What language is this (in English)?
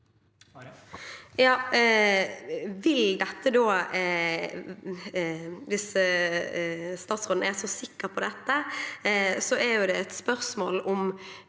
Norwegian